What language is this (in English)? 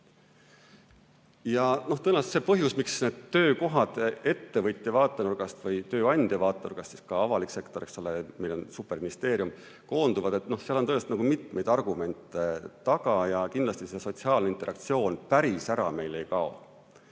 Estonian